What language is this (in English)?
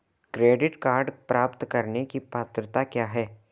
Hindi